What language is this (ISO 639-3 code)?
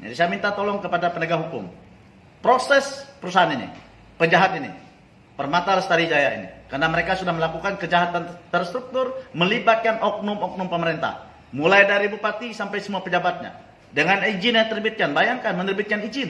ind